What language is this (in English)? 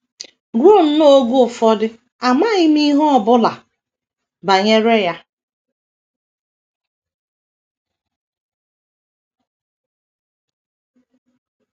Igbo